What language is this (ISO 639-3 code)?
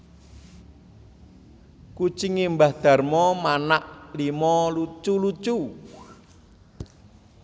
jav